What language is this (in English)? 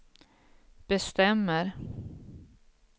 Swedish